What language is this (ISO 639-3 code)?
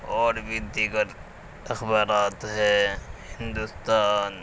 urd